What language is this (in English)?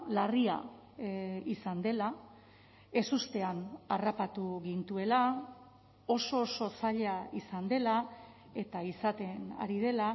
Basque